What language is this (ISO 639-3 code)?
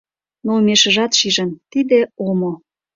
chm